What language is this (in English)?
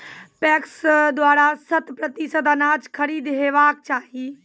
Maithili